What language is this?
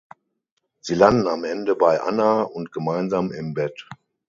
German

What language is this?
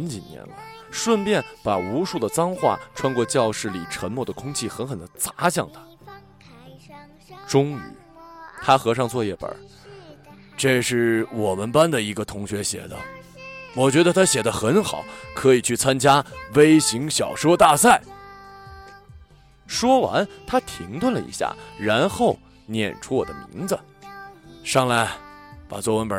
Chinese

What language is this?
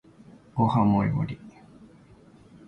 Japanese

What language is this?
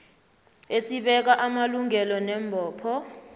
South Ndebele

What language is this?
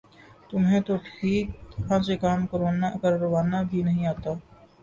Urdu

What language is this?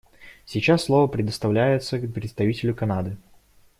Russian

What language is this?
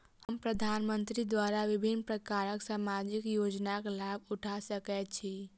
Maithili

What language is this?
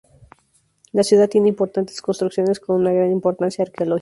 Spanish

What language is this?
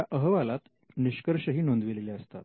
Marathi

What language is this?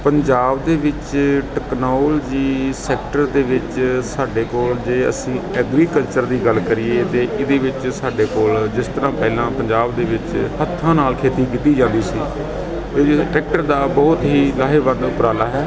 Punjabi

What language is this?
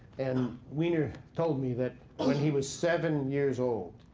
English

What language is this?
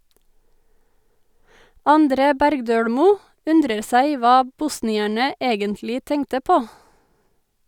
Norwegian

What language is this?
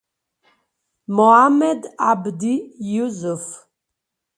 Italian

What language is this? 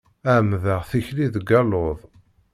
Kabyle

